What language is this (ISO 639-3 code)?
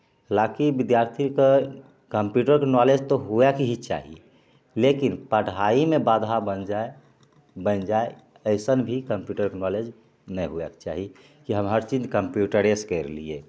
mai